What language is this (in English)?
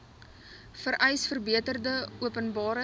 Afrikaans